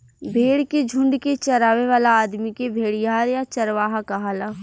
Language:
Bhojpuri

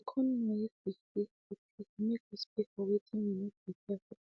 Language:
Nigerian Pidgin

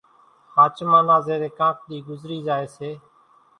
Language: Kachi Koli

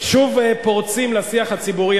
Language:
Hebrew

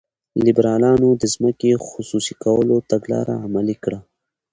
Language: Pashto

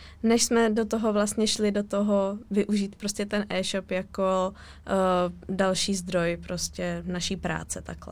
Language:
Czech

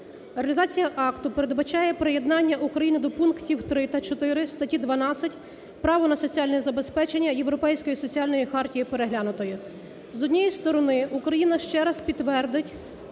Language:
Ukrainian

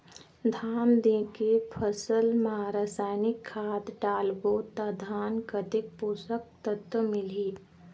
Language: Chhattisgarhi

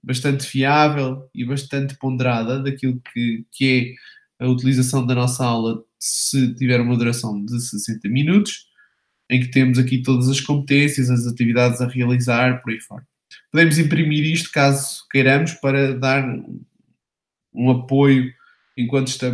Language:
Portuguese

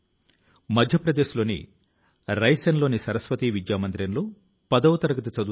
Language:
Telugu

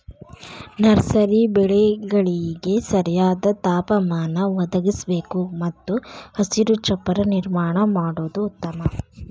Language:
Kannada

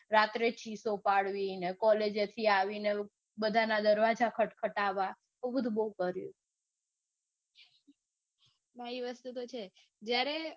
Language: Gujarati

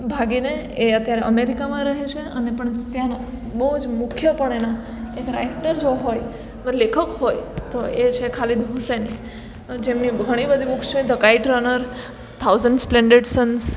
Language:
Gujarati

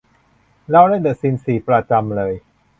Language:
Thai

